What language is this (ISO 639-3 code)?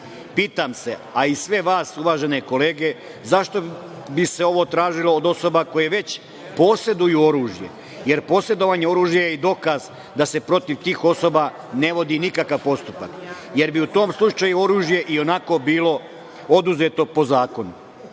srp